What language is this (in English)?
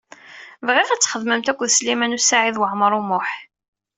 Kabyle